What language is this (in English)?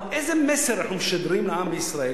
Hebrew